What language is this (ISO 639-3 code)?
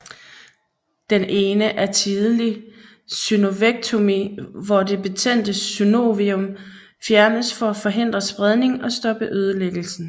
dan